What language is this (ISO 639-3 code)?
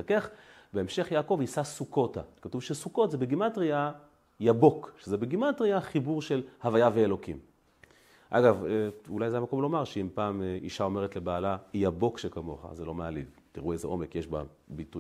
heb